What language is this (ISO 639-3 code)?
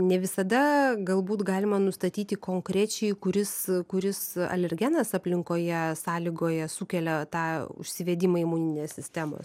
lit